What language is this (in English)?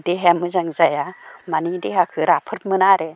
Bodo